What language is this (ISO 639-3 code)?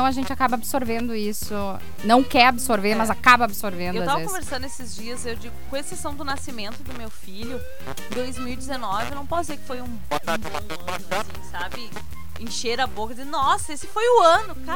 por